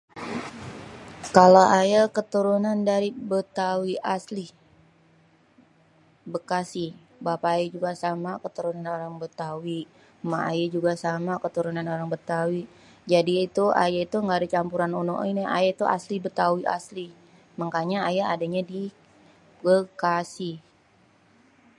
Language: Betawi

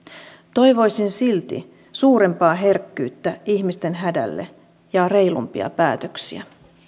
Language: Finnish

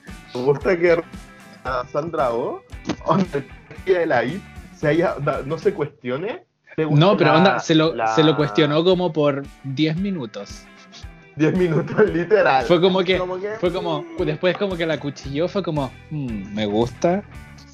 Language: Spanish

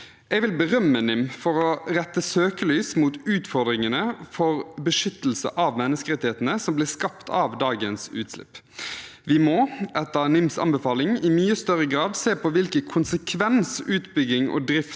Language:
Norwegian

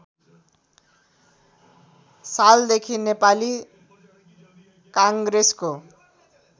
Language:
Nepali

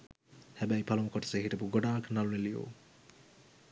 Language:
Sinhala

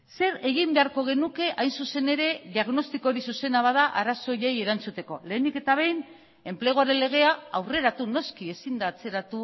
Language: Basque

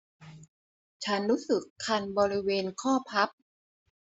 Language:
Thai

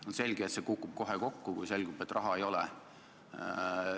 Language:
Estonian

